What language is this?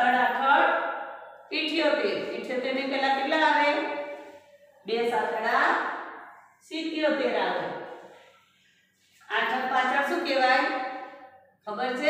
Hindi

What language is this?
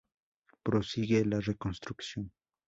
Spanish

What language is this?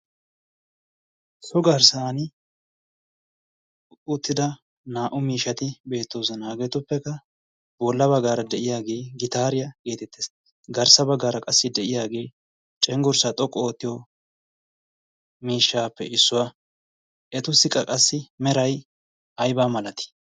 Wolaytta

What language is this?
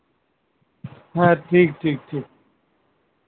Santali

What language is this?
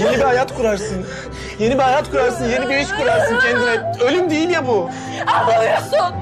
Turkish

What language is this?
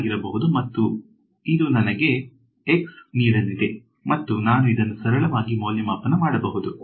Kannada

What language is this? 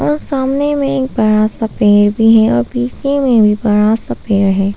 Hindi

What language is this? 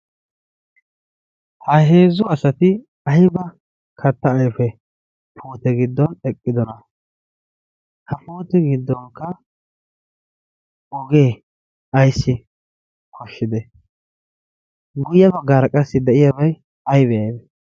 Wolaytta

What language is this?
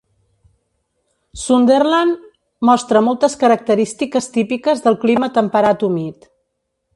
Catalan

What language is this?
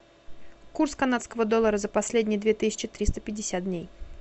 Russian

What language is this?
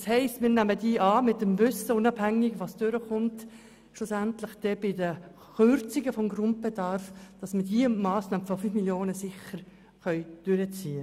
Swiss German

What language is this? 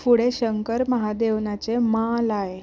Konkani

